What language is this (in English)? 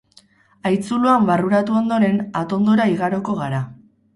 Basque